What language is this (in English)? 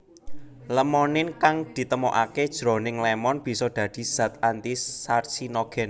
Javanese